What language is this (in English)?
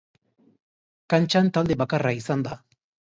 Basque